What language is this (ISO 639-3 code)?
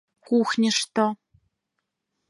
chm